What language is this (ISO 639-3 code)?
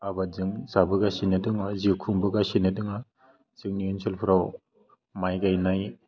brx